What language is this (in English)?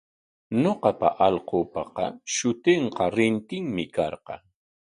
Corongo Ancash Quechua